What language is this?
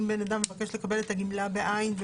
Hebrew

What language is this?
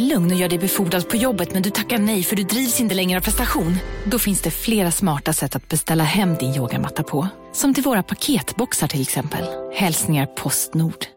Swedish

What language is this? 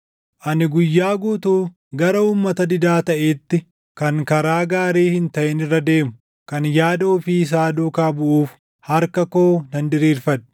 Oromo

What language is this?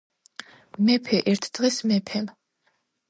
Georgian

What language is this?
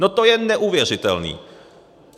Czech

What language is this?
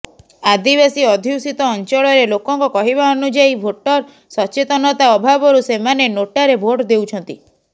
Odia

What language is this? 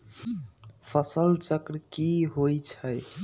Magahi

